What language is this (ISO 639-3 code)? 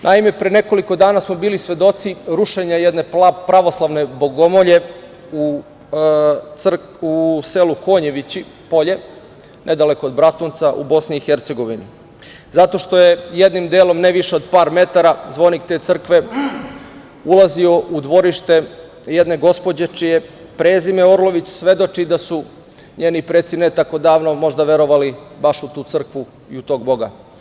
srp